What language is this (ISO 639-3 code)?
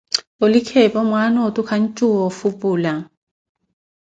eko